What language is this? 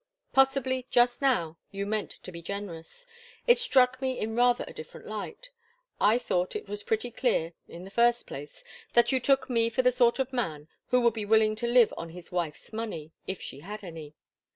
English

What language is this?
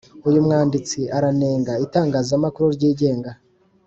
Kinyarwanda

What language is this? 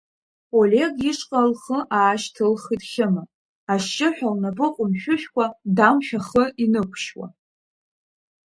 Abkhazian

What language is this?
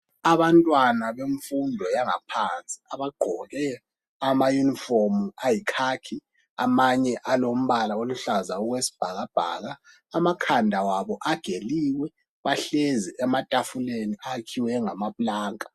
North Ndebele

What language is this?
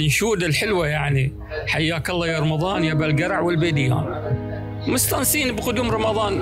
Arabic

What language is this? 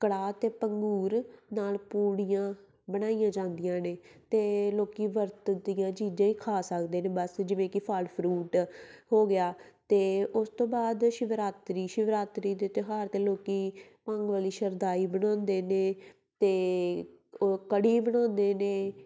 Punjabi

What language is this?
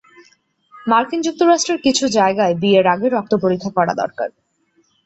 Bangla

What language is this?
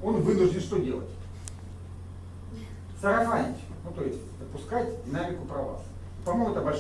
Russian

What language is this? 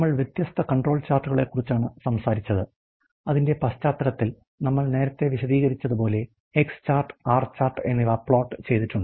Malayalam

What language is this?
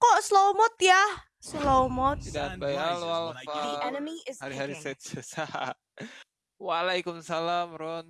Indonesian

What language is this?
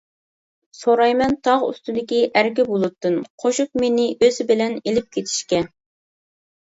Uyghur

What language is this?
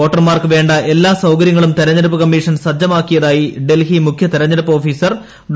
Malayalam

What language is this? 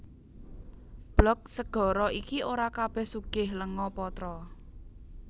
Javanese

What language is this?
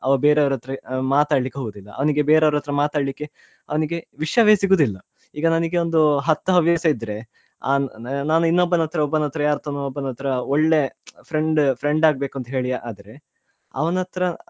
Kannada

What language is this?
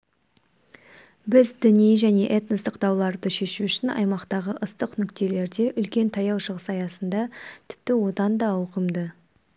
Kazakh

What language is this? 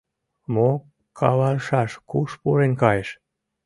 Mari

